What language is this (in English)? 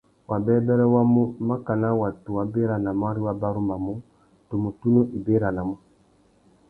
Tuki